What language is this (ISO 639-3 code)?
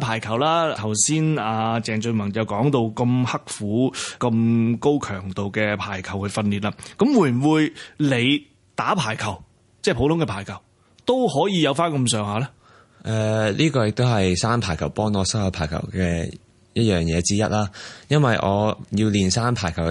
zho